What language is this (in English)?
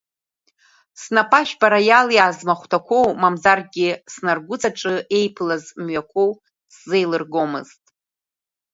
Abkhazian